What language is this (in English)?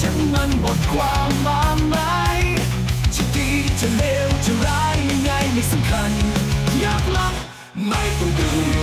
Thai